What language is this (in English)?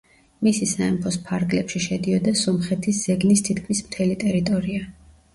Georgian